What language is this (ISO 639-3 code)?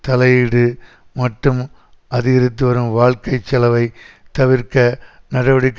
tam